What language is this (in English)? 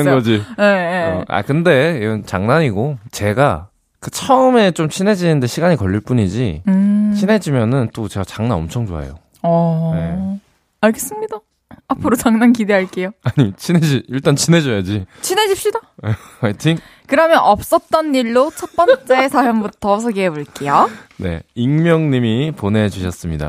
Korean